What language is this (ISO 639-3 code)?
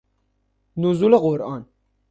fas